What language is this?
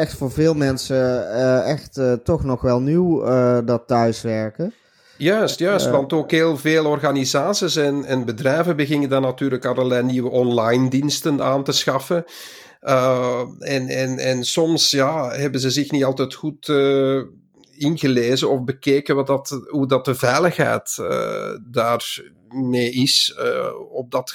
Dutch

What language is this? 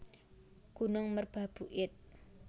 Javanese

